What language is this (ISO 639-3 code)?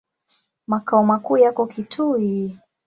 swa